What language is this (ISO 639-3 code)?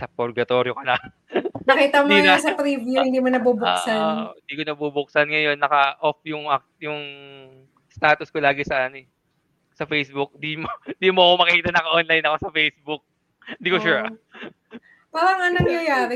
fil